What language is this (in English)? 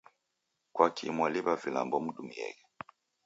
Taita